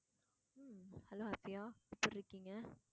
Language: Tamil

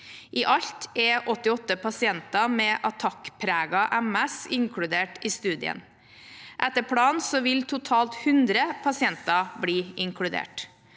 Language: Norwegian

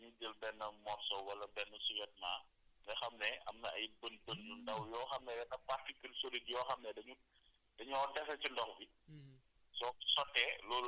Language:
Wolof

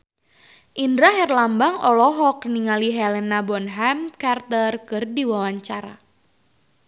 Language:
Sundanese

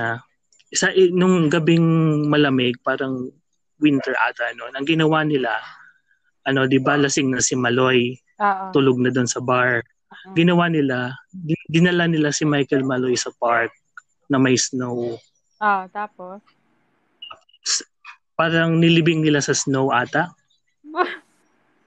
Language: Filipino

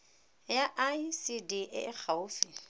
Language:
Tswana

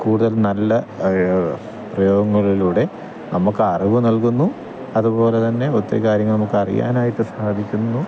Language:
Malayalam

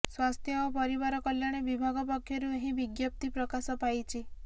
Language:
Odia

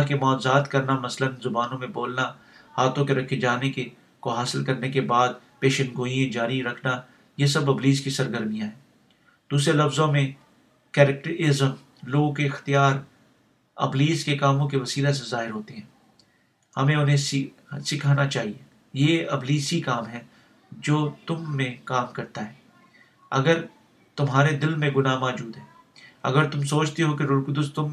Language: Urdu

